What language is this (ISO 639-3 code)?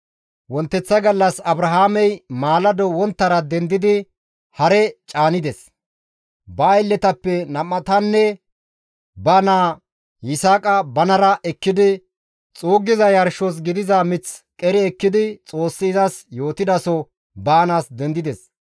gmv